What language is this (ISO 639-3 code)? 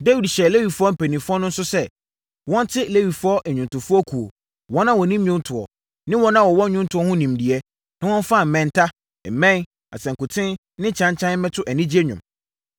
aka